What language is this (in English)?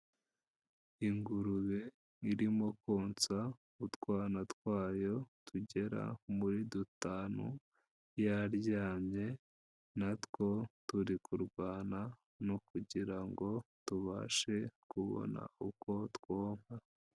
Kinyarwanda